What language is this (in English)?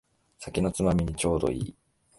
Japanese